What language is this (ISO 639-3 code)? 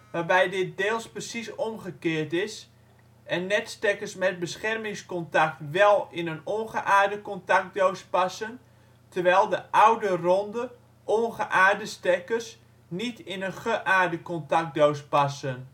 nld